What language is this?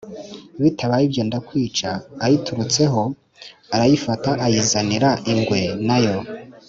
Kinyarwanda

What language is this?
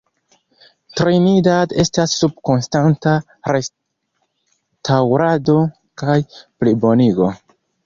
Esperanto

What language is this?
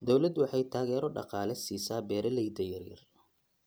Somali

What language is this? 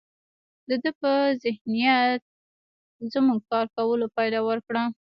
Pashto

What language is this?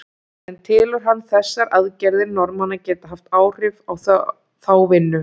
Icelandic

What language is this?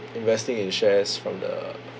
English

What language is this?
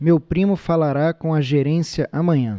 Portuguese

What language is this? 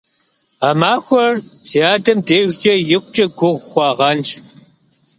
Kabardian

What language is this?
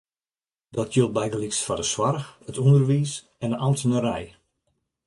Western Frisian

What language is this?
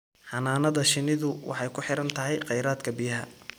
Somali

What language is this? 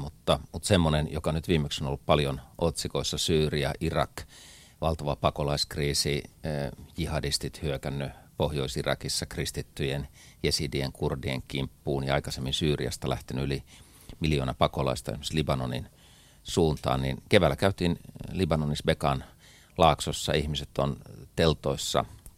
Finnish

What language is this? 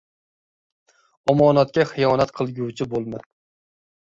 Uzbek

